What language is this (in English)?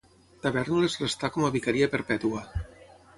Catalan